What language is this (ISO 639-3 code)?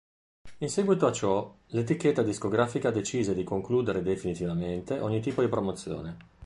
ita